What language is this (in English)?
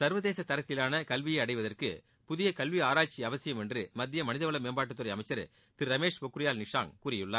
Tamil